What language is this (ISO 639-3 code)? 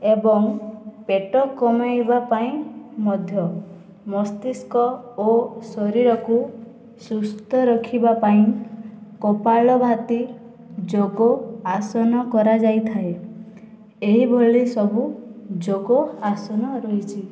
ori